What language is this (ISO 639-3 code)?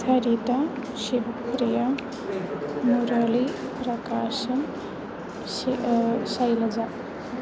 san